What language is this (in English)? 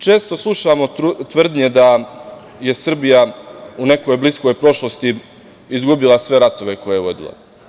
Serbian